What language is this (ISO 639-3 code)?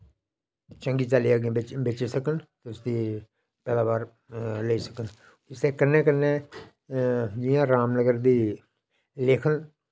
doi